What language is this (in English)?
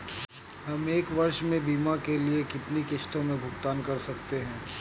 Hindi